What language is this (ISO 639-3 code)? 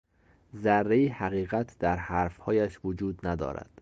fas